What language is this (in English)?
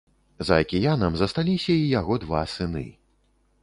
Belarusian